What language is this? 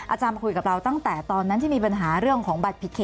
Thai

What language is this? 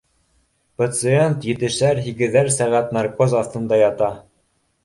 Bashkir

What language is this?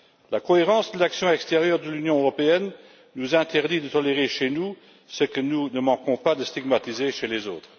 French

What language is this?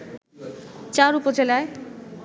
Bangla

